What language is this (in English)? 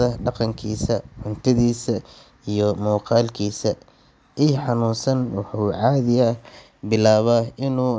Somali